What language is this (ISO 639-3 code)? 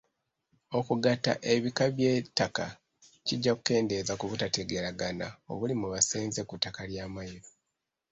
lug